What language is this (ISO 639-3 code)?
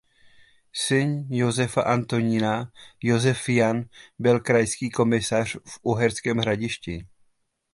ces